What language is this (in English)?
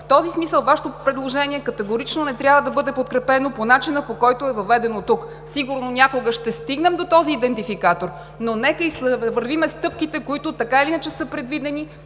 Bulgarian